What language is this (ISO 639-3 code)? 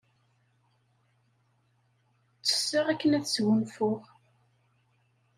kab